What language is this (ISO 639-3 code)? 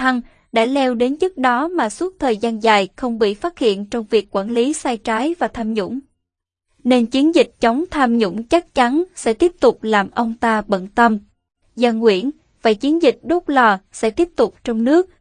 vie